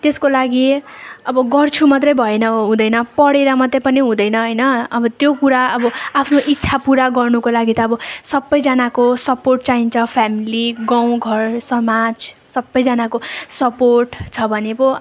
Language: Nepali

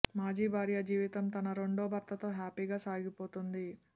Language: Telugu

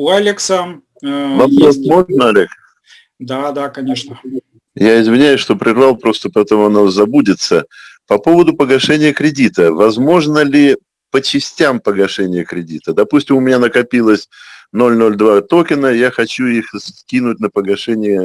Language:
Russian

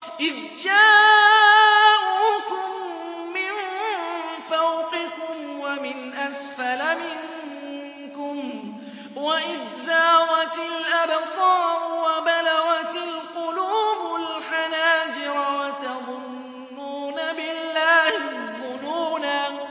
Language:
Arabic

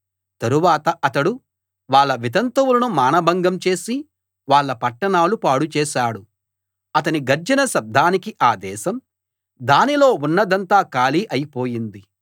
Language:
Telugu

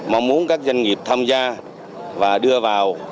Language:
Vietnamese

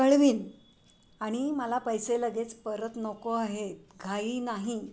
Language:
Marathi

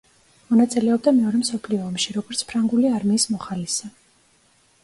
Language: Georgian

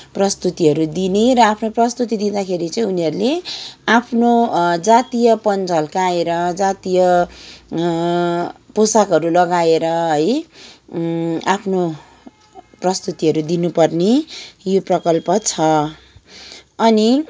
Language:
Nepali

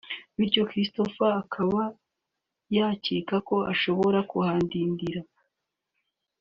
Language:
Kinyarwanda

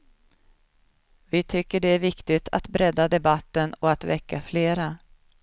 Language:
Swedish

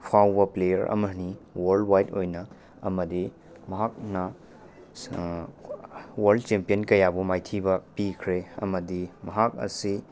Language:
Manipuri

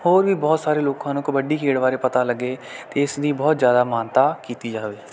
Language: Punjabi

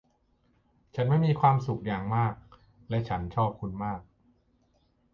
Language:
Thai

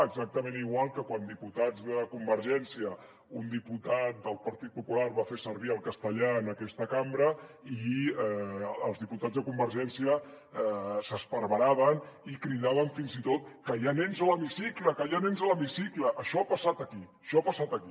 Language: Catalan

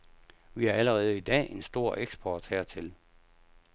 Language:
Danish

